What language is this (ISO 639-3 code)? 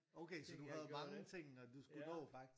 dan